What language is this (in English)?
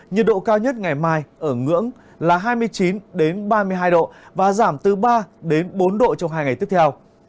Vietnamese